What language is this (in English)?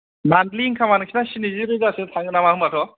Bodo